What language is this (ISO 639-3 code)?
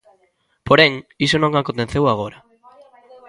glg